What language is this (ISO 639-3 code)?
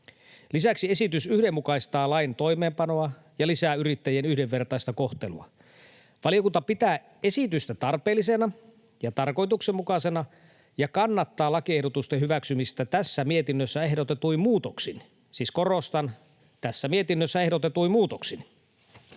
fin